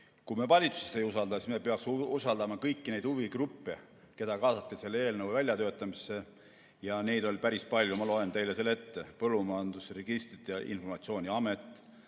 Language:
Estonian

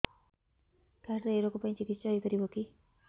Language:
Odia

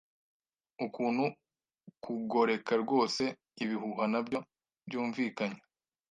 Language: Kinyarwanda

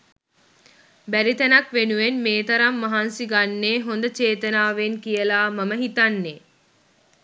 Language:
Sinhala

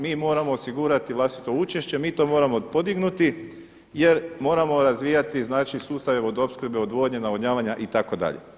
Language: Croatian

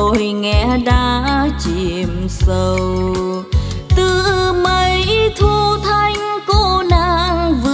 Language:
Vietnamese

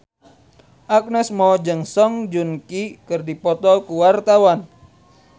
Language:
Sundanese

